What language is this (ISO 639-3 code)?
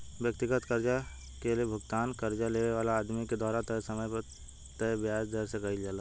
bho